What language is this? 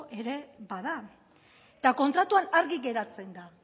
Basque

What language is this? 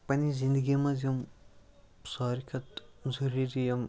Kashmiri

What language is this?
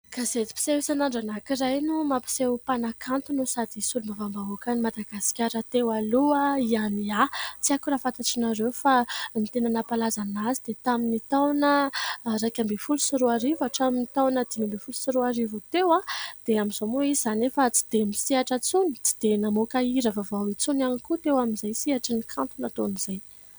Malagasy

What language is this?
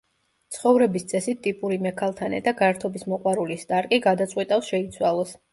Georgian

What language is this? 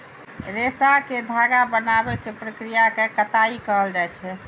Maithili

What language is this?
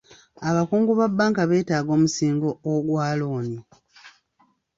Ganda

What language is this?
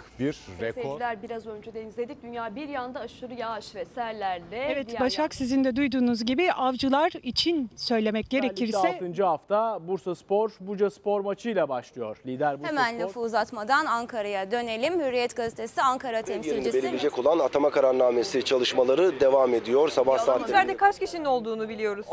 Turkish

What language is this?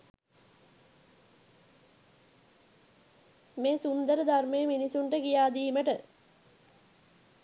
Sinhala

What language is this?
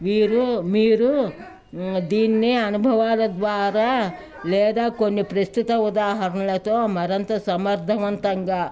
Telugu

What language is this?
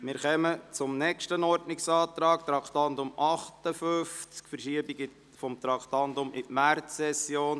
Swiss German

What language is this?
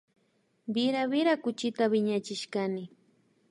Imbabura Highland Quichua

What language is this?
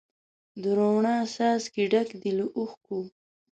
Pashto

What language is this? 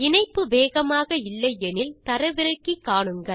Tamil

